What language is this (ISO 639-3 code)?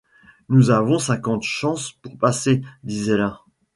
fra